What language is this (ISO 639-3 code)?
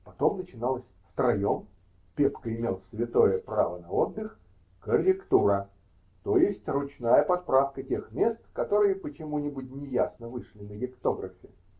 rus